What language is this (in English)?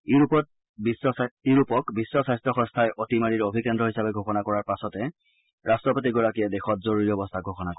Assamese